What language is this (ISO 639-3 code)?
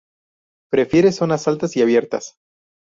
spa